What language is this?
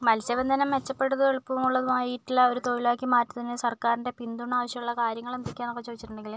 Malayalam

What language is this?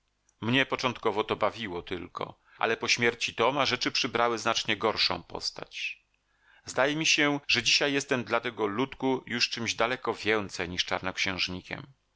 Polish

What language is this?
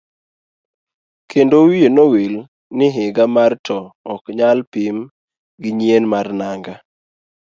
Luo (Kenya and Tanzania)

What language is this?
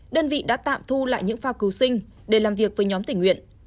Vietnamese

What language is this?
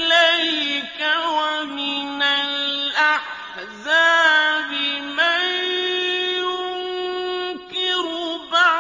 Arabic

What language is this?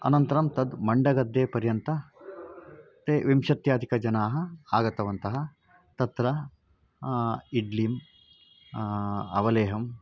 Sanskrit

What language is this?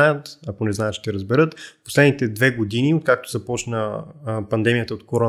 Bulgarian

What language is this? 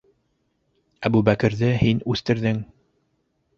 Bashkir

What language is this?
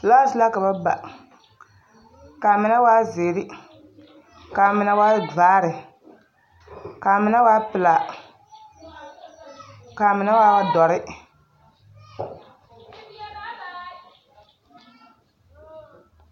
Southern Dagaare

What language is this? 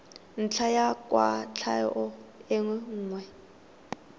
Tswana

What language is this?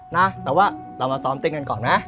Thai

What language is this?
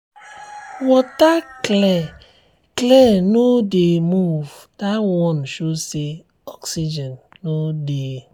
Nigerian Pidgin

